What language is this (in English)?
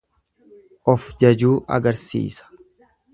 Oromo